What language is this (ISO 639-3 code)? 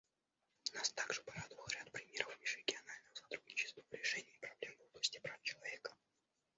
rus